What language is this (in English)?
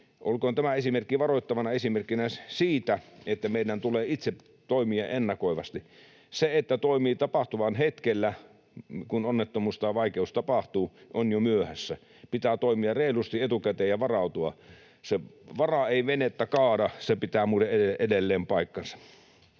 Finnish